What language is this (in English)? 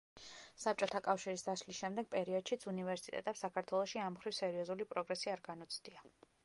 Georgian